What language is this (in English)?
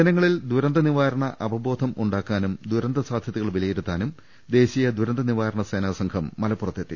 Malayalam